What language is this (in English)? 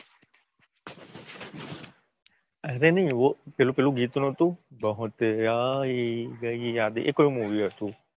Gujarati